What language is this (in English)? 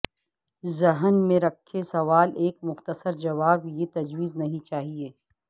Urdu